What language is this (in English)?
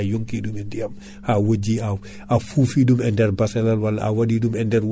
Fula